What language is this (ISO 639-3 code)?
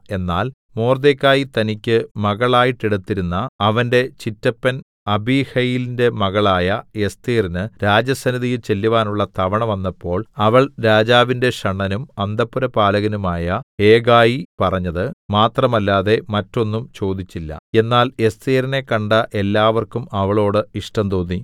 mal